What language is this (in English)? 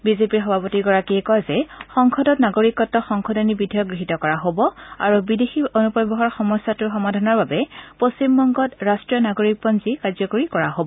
Assamese